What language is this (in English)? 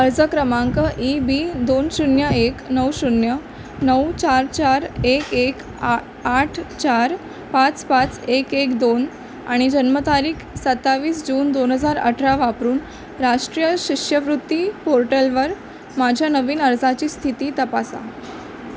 Marathi